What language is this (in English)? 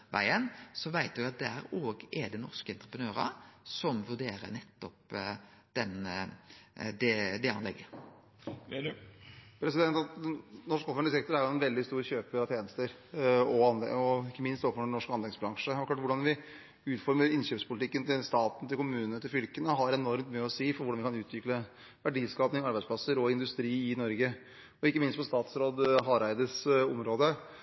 Norwegian